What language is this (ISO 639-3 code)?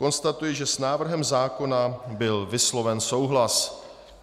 ces